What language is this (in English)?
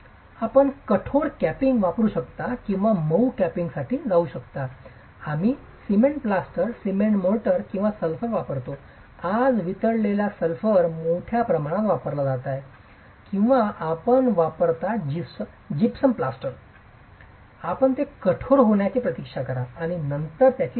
Marathi